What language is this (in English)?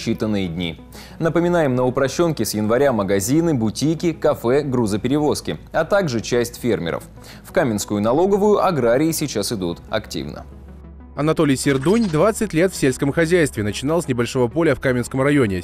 Russian